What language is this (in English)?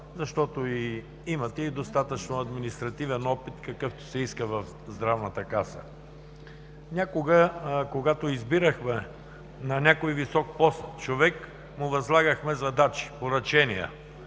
Bulgarian